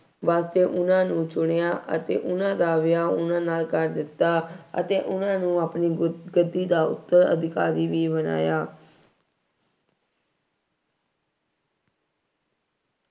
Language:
Punjabi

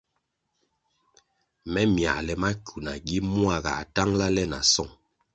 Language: Kwasio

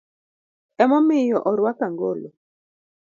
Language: Luo (Kenya and Tanzania)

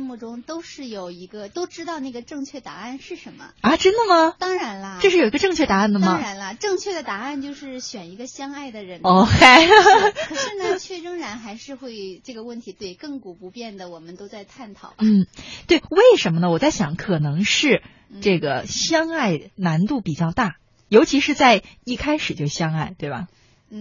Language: Chinese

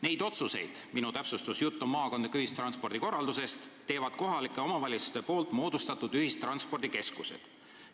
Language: Estonian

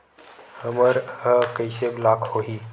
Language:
Chhattisgarhi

